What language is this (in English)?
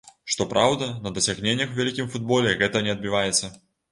Belarusian